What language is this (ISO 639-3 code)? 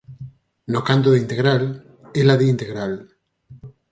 glg